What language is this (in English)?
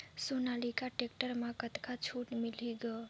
Chhattisgarhi